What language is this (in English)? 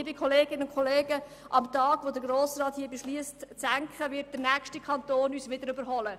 Swiss German